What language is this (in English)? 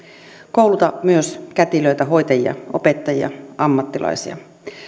Finnish